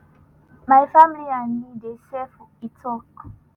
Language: Nigerian Pidgin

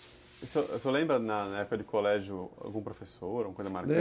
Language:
Portuguese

